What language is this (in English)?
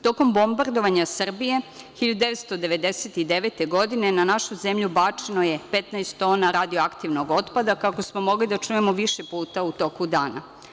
Serbian